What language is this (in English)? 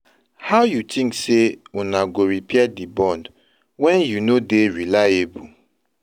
Nigerian Pidgin